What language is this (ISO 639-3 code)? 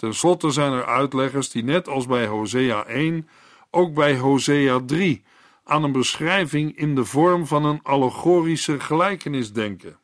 nld